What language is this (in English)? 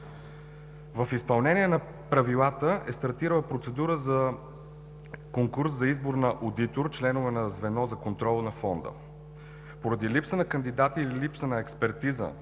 Bulgarian